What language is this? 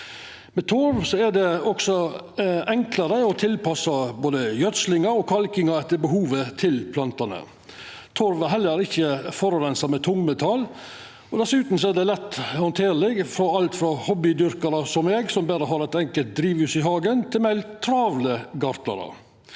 Norwegian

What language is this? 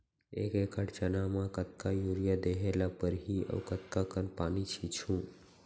Chhattisgarhi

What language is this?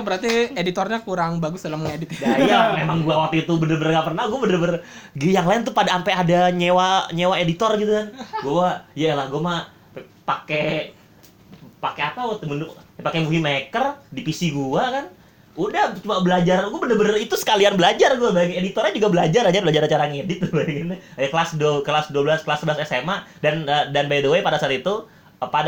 Indonesian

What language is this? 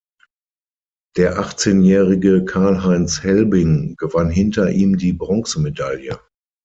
German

